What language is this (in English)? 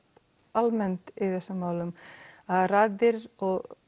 Icelandic